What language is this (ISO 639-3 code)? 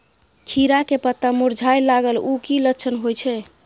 mai